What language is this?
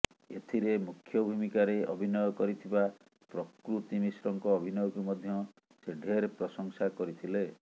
Odia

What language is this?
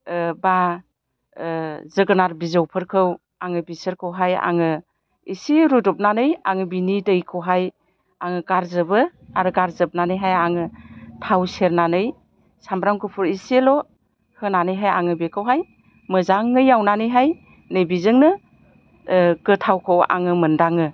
Bodo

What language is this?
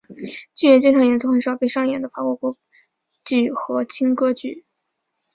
Chinese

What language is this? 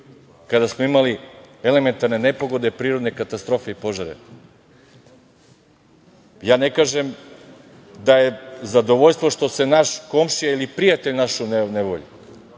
Serbian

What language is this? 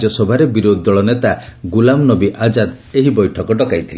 Odia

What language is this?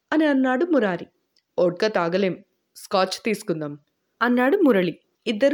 Telugu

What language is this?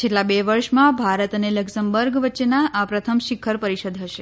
Gujarati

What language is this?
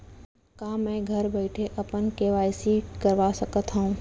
Chhattisgarhi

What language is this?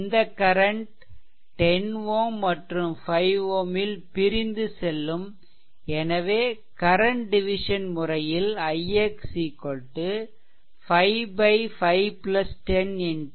Tamil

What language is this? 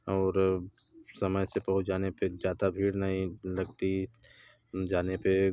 Hindi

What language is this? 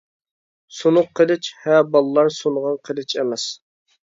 Uyghur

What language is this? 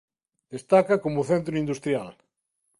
Galician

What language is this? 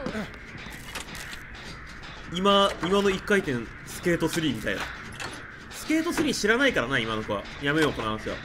Japanese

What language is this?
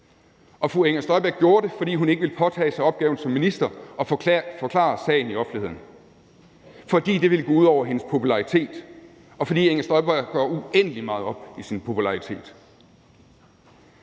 Danish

